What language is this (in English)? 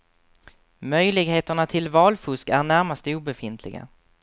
Swedish